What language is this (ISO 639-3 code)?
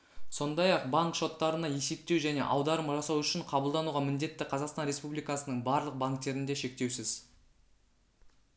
kaz